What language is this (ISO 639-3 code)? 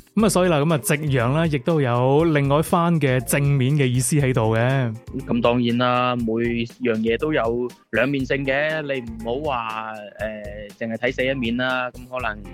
zho